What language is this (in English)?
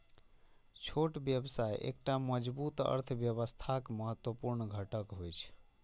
Maithili